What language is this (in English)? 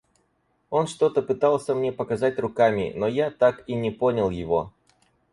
Russian